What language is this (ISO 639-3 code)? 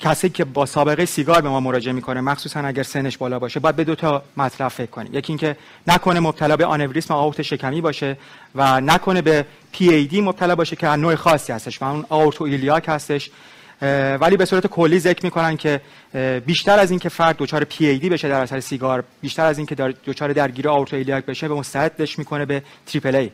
fas